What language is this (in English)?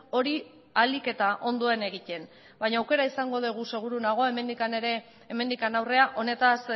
Basque